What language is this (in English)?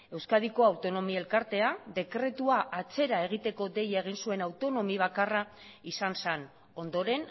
Basque